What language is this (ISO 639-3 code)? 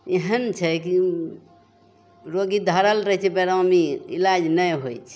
mai